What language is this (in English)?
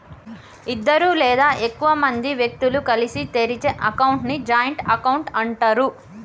Telugu